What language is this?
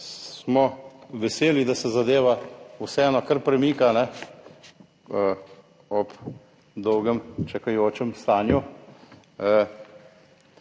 Slovenian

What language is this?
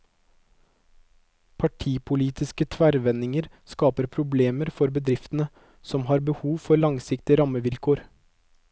Norwegian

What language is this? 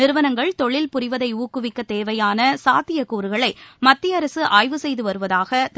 Tamil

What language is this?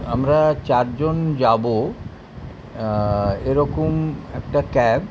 Bangla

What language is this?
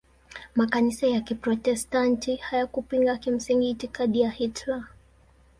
Swahili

